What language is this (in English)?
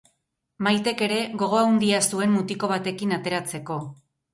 Basque